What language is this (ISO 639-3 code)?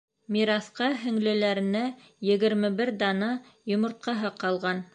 bak